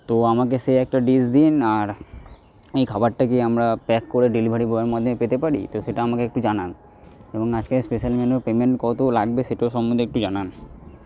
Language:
Bangla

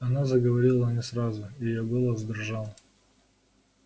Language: Russian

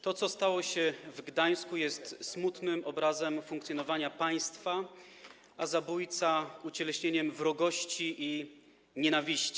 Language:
Polish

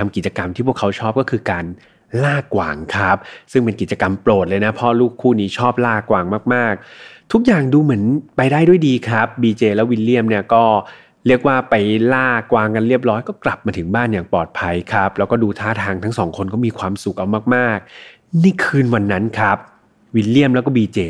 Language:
Thai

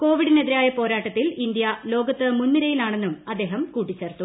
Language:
Malayalam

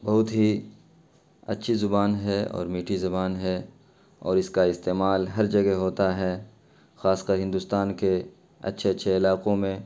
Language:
Urdu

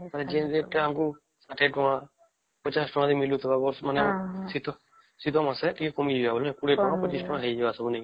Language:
Odia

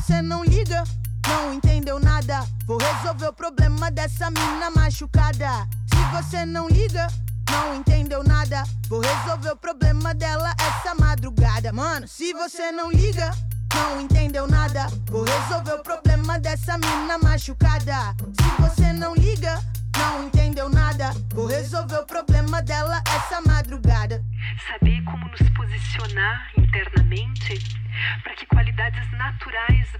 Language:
Portuguese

